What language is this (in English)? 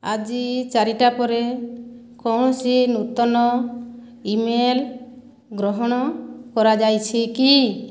Odia